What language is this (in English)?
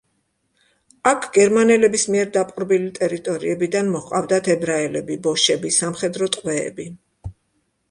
Georgian